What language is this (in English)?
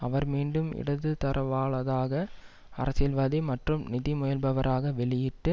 Tamil